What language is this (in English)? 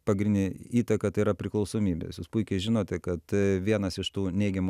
Lithuanian